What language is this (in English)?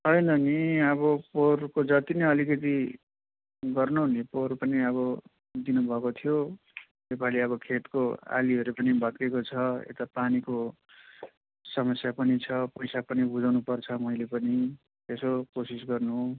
Nepali